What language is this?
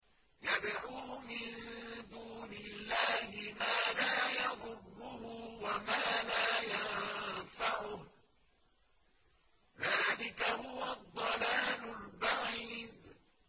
Arabic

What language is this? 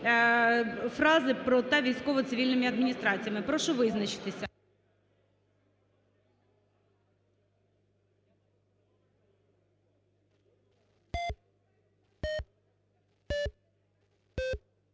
Ukrainian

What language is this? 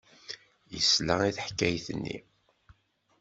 Kabyle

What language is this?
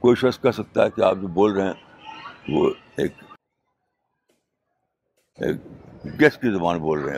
Urdu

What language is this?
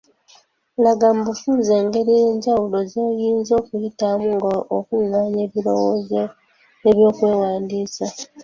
Ganda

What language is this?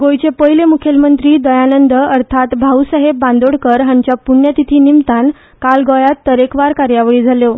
Konkani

